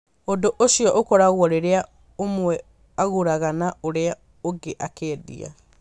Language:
Kikuyu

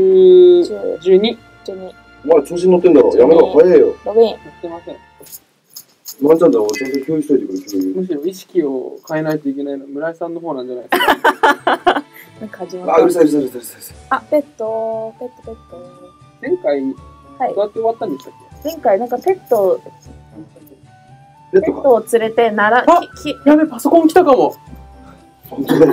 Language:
Japanese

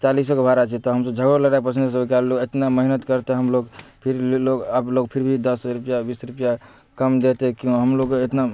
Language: Maithili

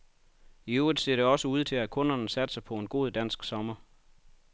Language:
Danish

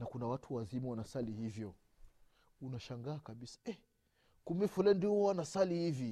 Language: Swahili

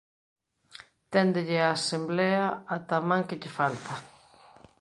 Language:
Galician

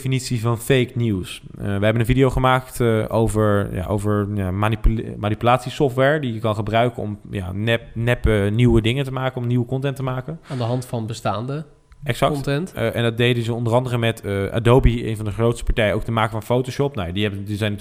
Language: Dutch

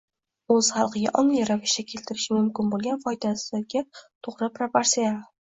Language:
Uzbek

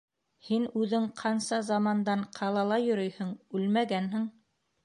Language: Bashkir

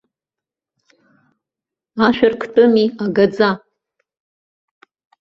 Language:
Abkhazian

